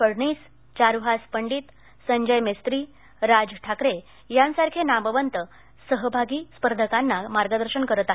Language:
Marathi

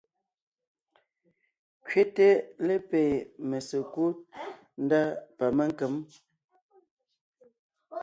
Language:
Ngiemboon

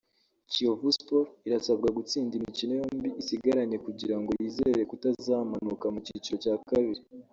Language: Kinyarwanda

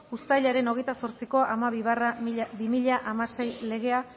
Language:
Basque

